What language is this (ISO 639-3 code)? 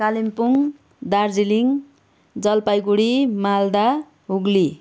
nep